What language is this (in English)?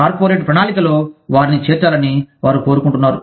Telugu